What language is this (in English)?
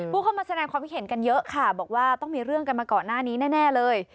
Thai